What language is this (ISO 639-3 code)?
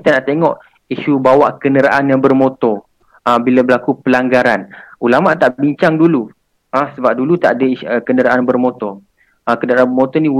msa